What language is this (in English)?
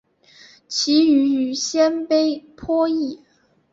Chinese